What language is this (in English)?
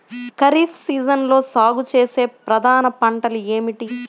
Telugu